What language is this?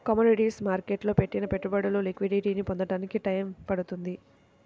Telugu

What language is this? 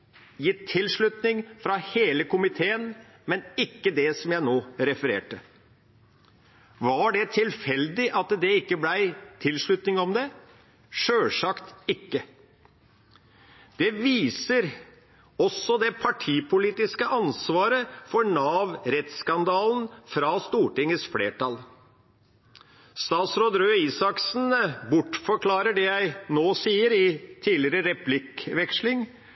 Norwegian Bokmål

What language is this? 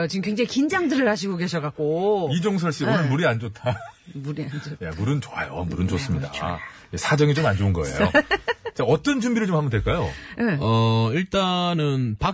Korean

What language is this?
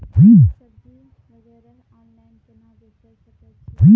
Maithili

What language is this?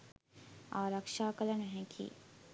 Sinhala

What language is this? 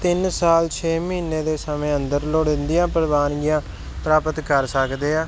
Punjabi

